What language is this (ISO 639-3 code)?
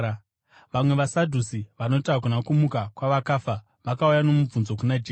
sna